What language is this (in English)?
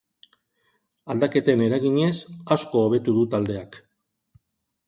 Basque